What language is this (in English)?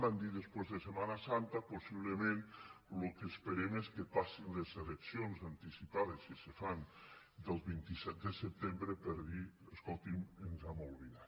Catalan